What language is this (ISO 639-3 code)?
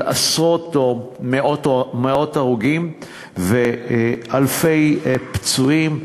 heb